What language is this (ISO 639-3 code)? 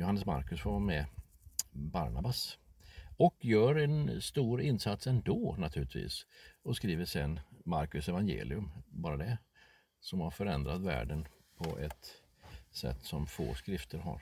swe